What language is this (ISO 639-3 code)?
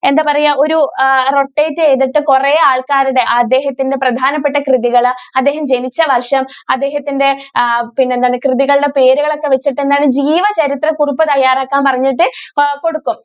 mal